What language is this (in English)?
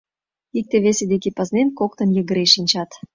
Mari